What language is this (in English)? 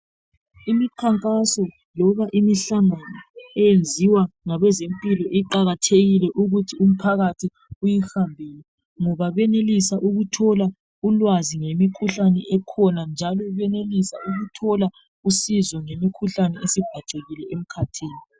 North Ndebele